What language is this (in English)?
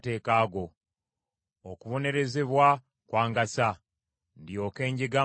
Ganda